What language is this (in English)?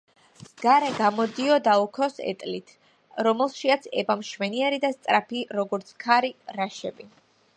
Georgian